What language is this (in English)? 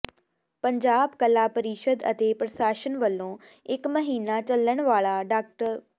Punjabi